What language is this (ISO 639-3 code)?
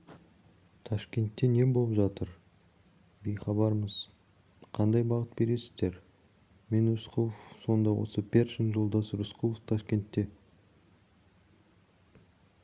kaz